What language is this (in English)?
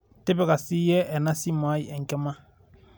Masai